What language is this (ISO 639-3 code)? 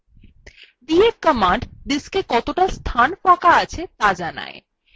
ben